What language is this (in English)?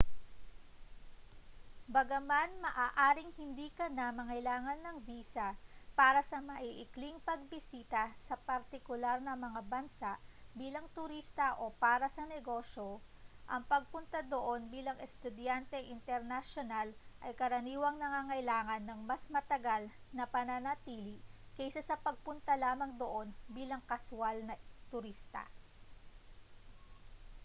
Filipino